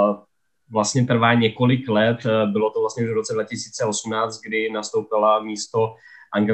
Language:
Czech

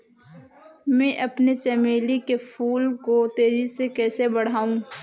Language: Hindi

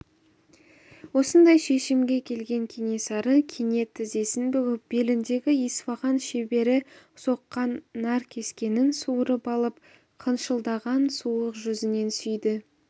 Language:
Kazakh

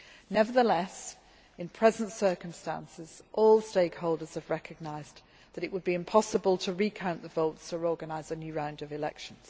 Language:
English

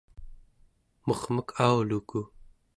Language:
Central Yupik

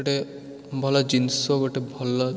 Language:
Odia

